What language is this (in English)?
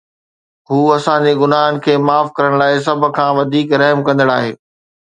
Sindhi